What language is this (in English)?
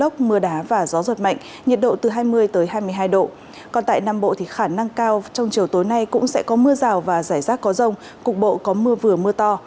Vietnamese